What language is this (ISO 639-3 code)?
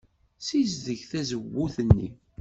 kab